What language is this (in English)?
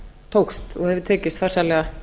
Icelandic